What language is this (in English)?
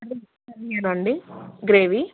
Telugu